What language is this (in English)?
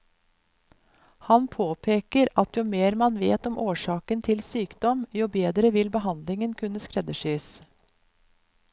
Norwegian